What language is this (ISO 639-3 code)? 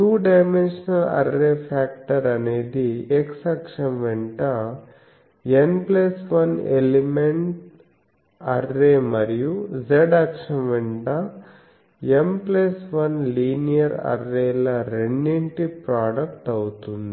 tel